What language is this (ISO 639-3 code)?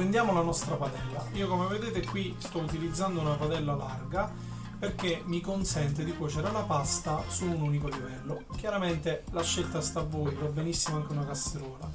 ita